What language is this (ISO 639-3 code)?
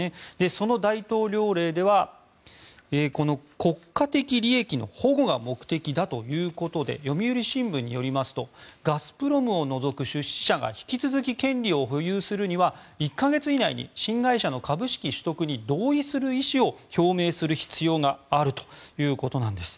jpn